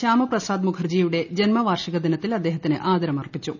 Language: Malayalam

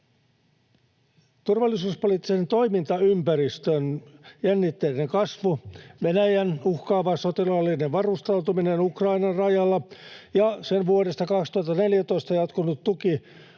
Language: Finnish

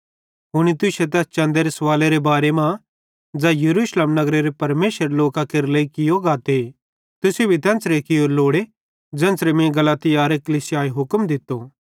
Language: Bhadrawahi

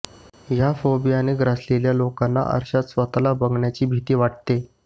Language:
Marathi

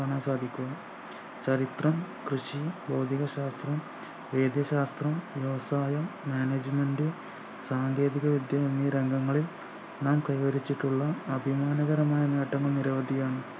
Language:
Malayalam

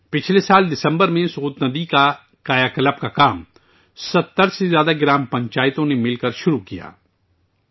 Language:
Urdu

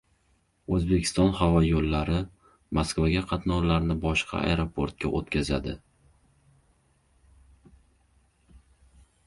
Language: Uzbek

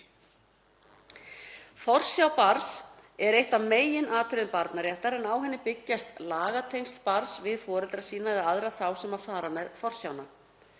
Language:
Icelandic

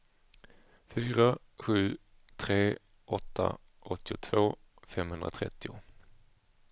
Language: Swedish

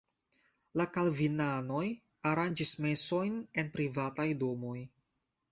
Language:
Esperanto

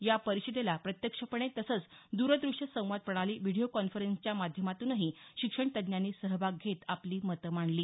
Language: Marathi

